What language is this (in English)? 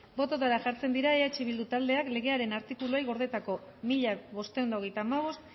Basque